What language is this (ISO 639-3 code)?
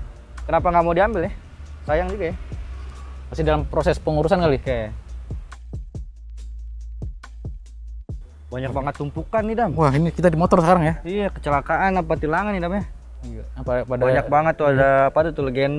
ind